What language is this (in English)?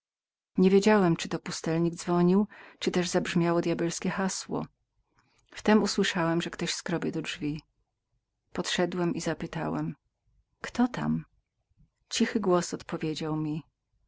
Polish